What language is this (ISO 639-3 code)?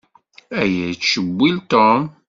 kab